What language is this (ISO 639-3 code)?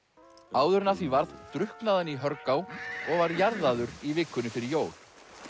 isl